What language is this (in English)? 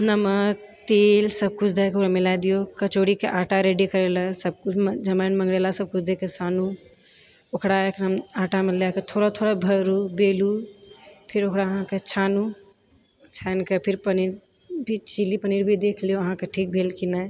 Maithili